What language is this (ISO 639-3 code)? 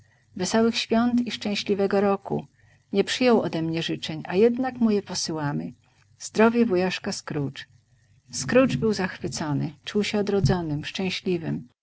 pol